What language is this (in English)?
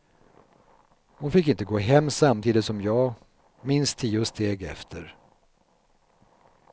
Swedish